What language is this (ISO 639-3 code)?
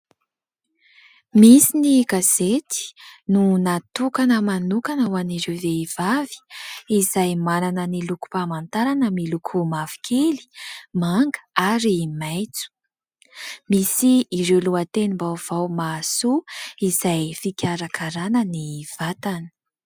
mlg